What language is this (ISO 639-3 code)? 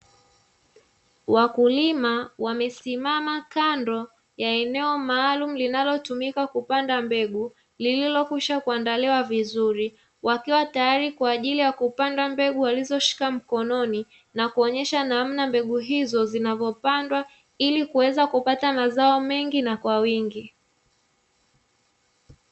swa